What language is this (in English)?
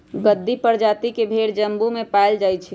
Magahi